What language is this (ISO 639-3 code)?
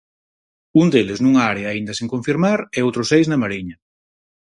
glg